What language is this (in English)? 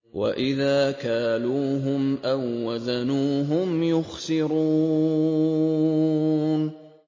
Arabic